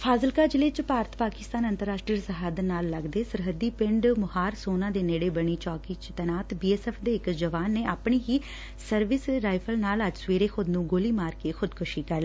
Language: Punjabi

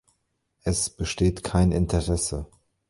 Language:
German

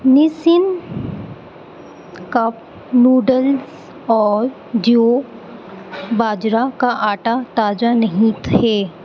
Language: Urdu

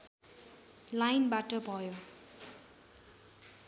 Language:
Nepali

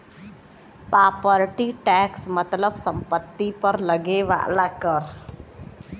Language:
Bhojpuri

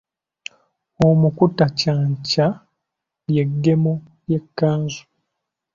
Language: Ganda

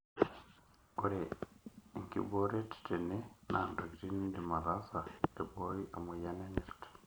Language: Masai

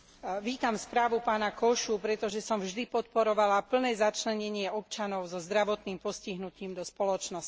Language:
Slovak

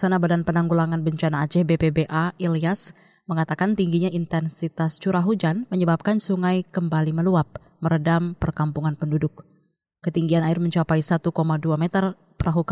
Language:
Indonesian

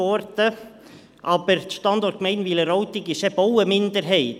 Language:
Swiss German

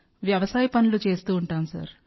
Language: Telugu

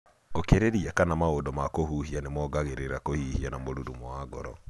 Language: Kikuyu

